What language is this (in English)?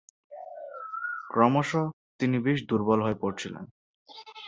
Bangla